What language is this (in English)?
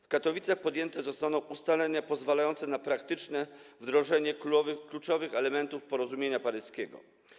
Polish